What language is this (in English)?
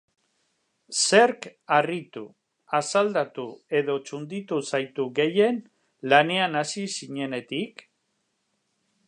Basque